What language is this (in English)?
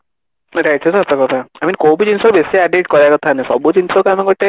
Odia